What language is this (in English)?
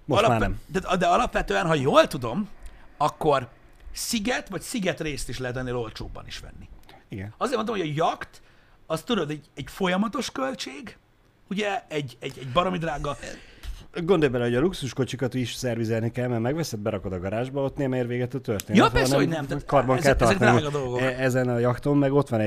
Hungarian